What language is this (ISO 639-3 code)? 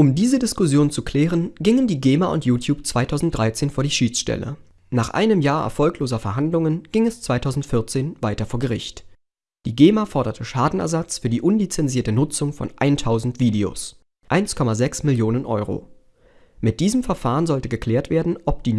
deu